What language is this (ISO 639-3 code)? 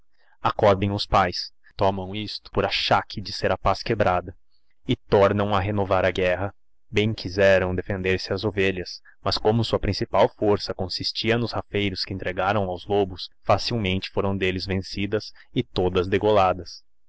por